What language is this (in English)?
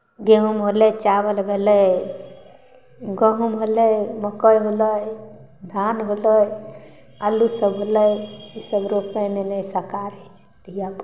Maithili